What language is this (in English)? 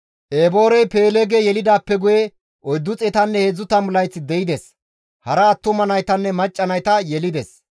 Gamo